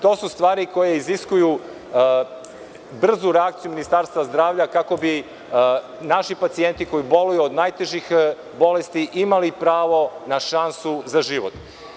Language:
Serbian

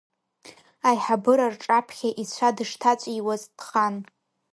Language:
Abkhazian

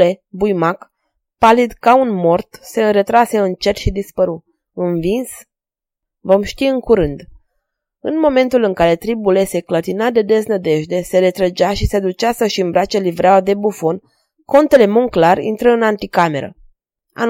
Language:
Romanian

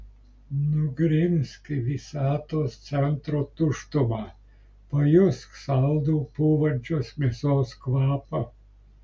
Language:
Lithuanian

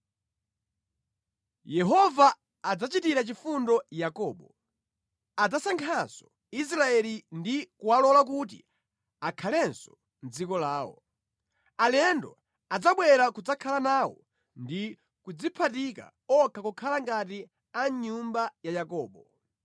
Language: Nyanja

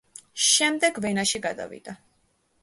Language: Georgian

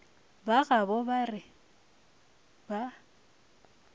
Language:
Northern Sotho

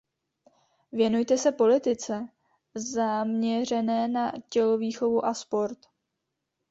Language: Czech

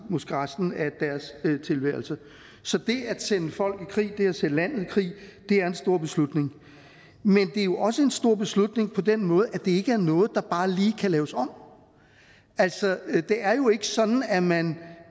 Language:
Danish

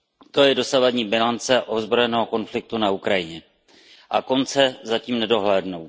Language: Czech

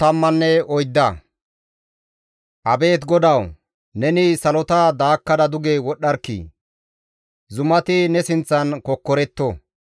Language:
Gamo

